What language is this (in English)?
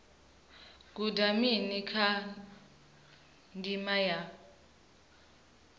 Venda